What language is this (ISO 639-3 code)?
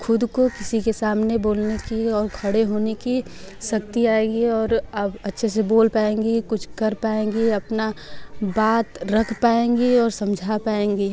hin